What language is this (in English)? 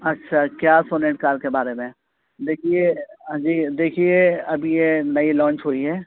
Urdu